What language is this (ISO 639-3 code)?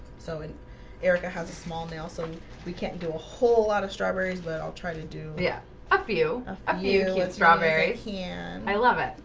eng